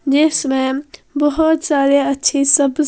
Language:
Hindi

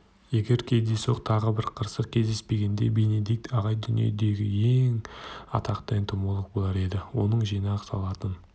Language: Kazakh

